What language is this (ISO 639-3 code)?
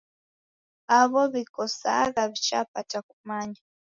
dav